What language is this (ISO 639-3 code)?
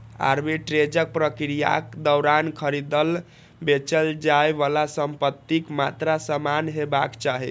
mai